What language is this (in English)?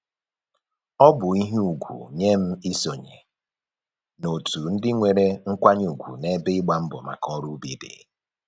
Igbo